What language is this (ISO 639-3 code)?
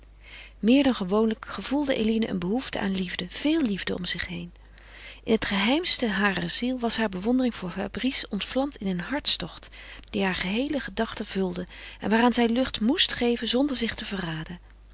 nld